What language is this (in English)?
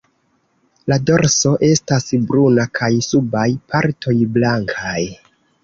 Esperanto